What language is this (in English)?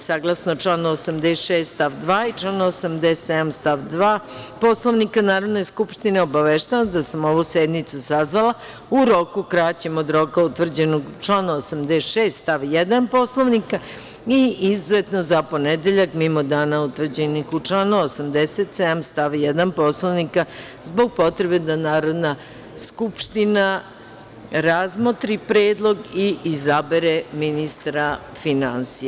Serbian